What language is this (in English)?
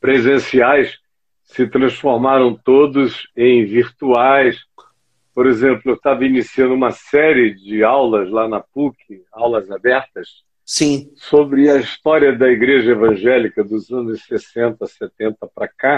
Portuguese